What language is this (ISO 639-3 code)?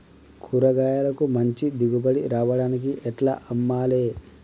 tel